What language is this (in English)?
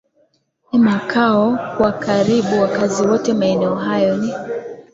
Swahili